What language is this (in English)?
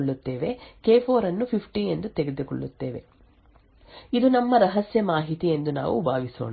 Kannada